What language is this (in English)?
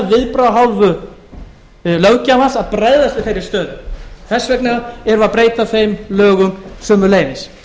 Icelandic